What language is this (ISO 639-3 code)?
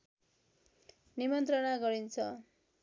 nep